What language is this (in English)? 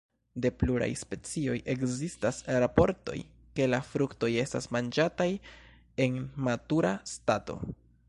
Esperanto